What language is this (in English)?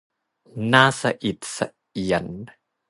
Thai